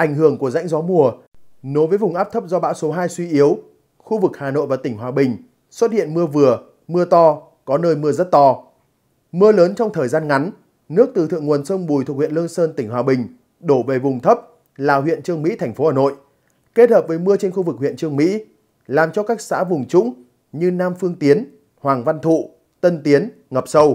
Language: Vietnamese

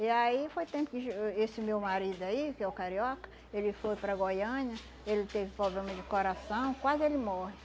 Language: Portuguese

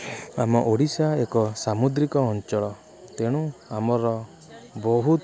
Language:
Odia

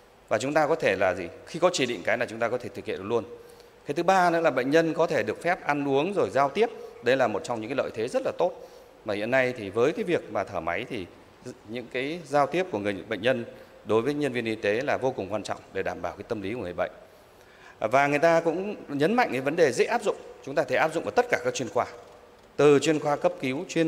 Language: Vietnamese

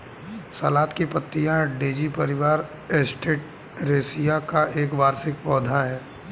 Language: Hindi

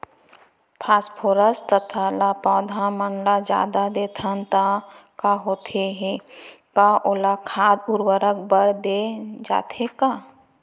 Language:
Chhattisgarhi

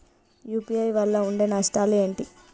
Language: Telugu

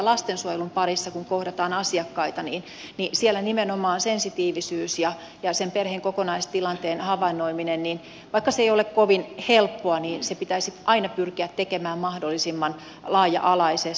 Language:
Finnish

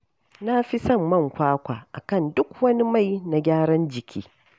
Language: Hausa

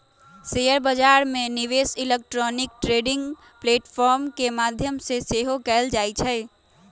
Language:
Magahi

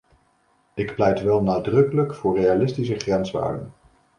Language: Dutch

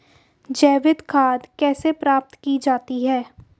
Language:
Hindi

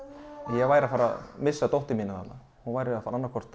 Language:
Icelandic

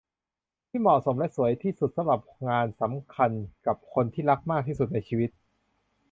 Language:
Thai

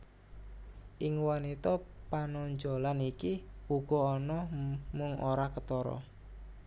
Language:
Javanese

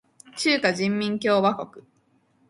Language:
Japanese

